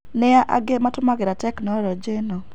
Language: Kikuyu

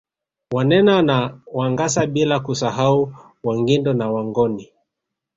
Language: Swahili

